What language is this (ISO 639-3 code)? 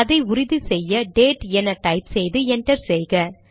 tam